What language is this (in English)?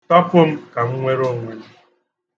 Igbo